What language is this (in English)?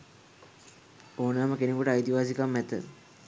Sinhala